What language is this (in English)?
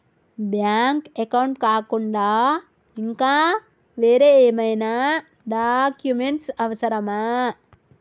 Telugu